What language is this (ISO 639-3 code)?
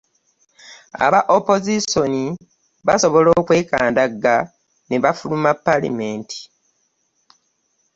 lug